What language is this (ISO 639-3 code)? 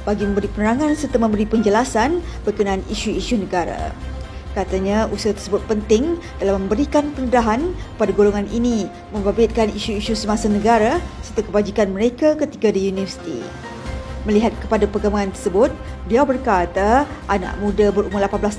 msa